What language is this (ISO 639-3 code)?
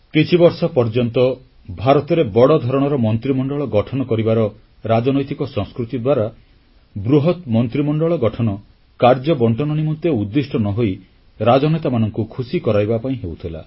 ori